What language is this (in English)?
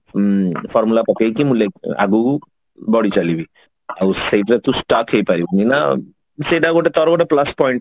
Odia